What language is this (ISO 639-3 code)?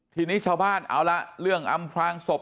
tha